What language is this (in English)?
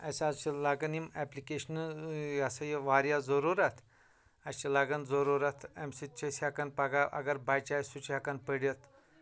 Kashmiri